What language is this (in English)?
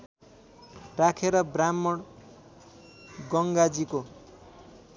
Nepali